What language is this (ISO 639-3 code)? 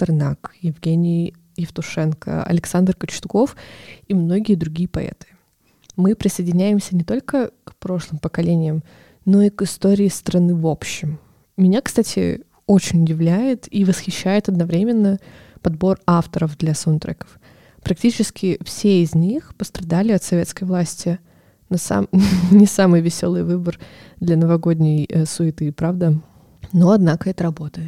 rus